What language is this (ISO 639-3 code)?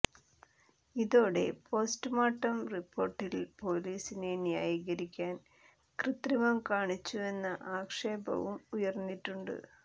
mal